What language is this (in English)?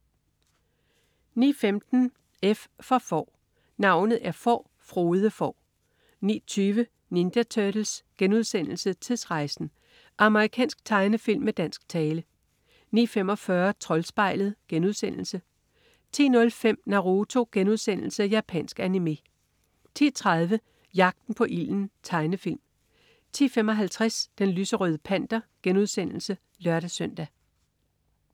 Danish